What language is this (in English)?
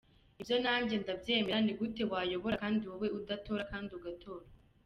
Kinyarwanda